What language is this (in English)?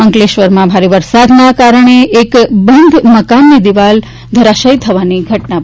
Gujarati